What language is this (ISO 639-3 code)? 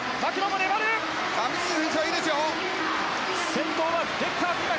jpn